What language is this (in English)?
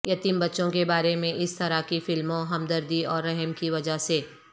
Urdu